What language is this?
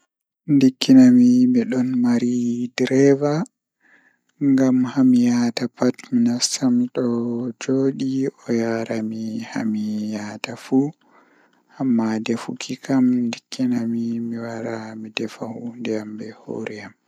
Fula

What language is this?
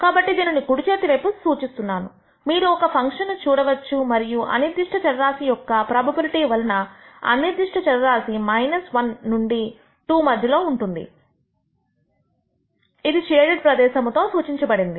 Telugu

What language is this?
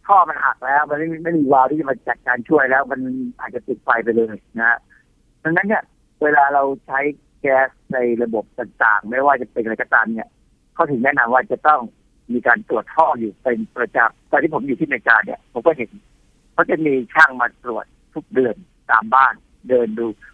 Thai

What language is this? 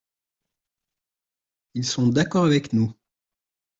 French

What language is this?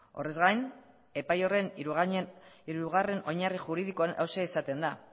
Basque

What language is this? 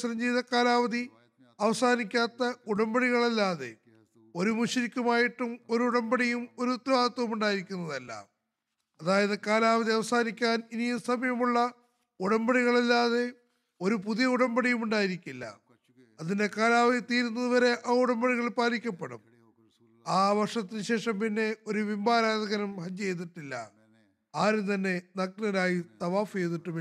Malayalam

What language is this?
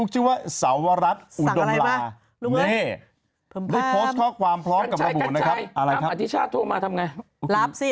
Thai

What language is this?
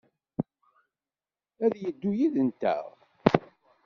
Kabyle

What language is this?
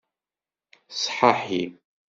Kabyle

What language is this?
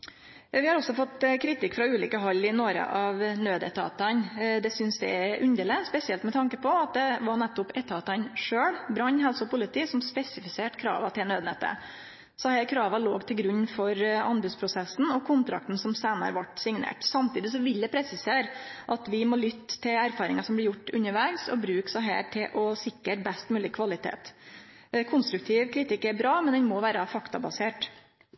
Norwegian Nynorsk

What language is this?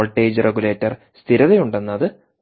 Malayalam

